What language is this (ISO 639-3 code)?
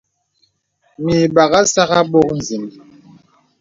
beb